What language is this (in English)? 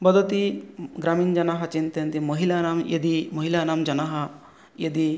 Sanskrit